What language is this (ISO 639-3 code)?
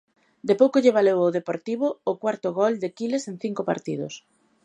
glg